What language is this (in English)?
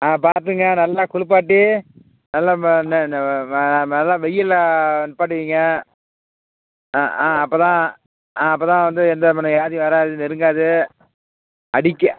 Tamil